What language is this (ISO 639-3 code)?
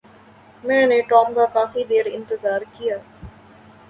urd